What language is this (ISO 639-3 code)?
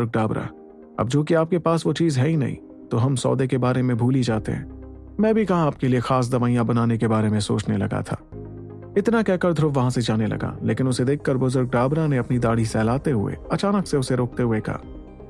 hin